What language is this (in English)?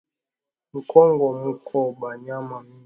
Swahili